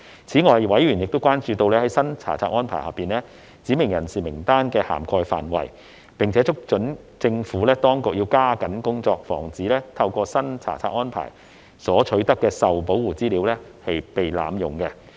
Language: Cantonese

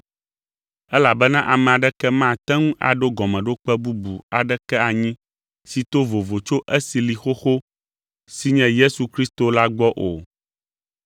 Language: Ewe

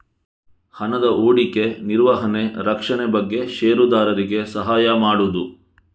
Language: Kannada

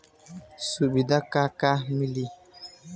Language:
Bhojpuri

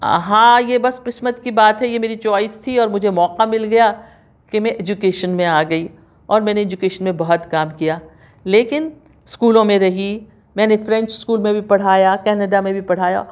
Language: Urdu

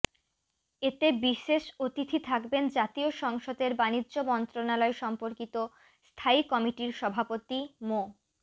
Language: Bangla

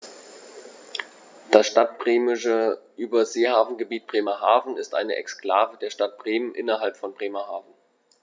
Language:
German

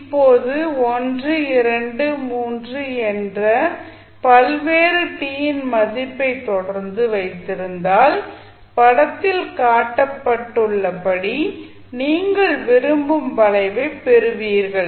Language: Tamil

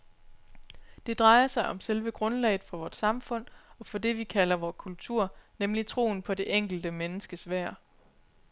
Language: Danish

